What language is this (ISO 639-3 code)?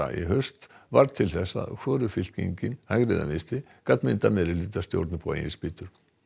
isl